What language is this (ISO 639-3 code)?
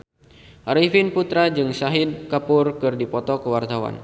sun